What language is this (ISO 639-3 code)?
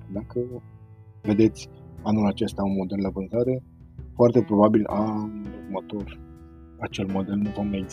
ron